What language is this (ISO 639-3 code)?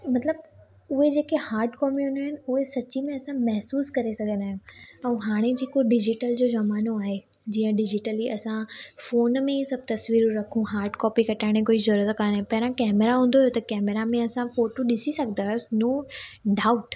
snd